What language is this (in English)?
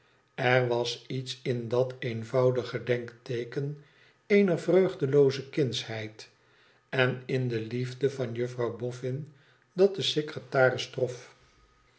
Dutch